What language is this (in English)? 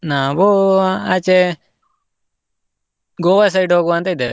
Kannada